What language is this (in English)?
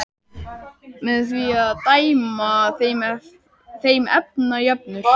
Icelandic